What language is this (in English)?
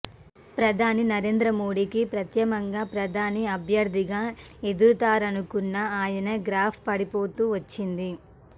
Telugu